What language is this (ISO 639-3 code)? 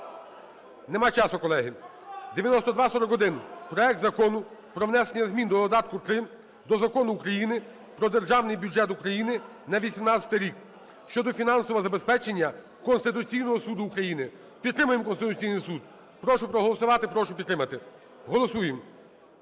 ukr